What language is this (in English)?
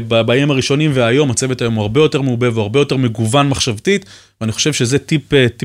Hebrew